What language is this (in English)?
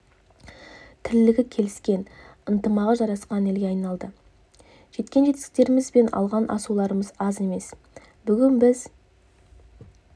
Kazakh